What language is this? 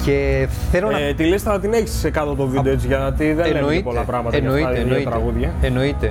Greek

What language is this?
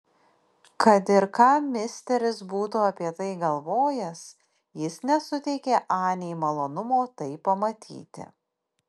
Lithuanian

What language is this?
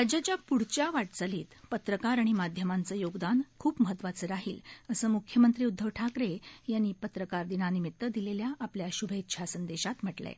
Marathi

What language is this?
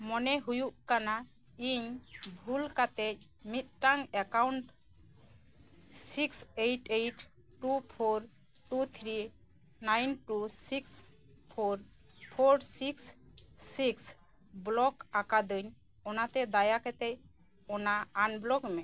Santali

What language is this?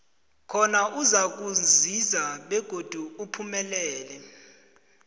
South Ndebele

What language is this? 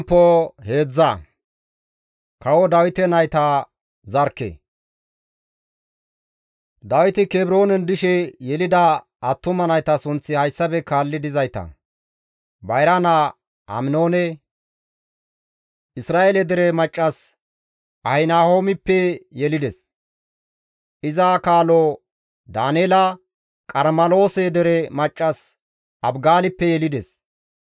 Gamo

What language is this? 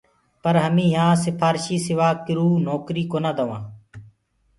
Gurgula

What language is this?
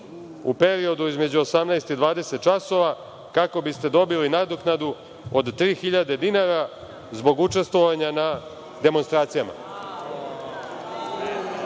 Serbian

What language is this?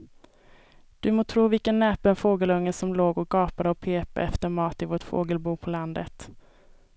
Swedish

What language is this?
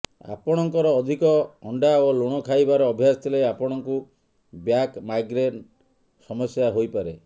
Odia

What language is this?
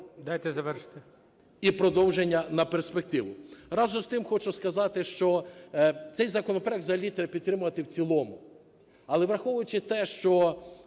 Ukrainian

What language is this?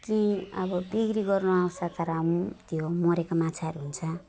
Nepali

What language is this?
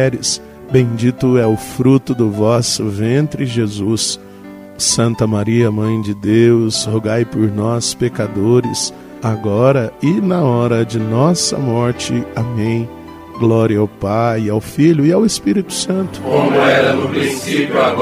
Portuguese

